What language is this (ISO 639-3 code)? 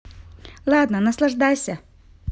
rus